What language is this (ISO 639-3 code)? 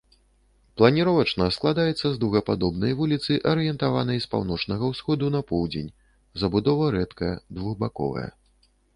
bel